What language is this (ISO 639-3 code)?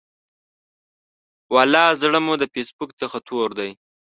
pus